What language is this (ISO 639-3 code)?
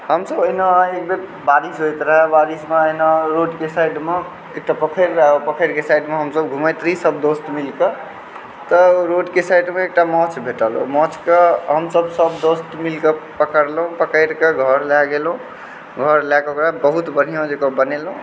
mai